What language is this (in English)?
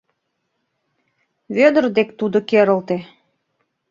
Mari